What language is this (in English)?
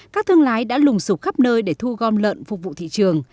Vietnamese